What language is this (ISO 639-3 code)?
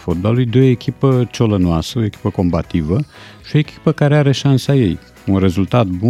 ron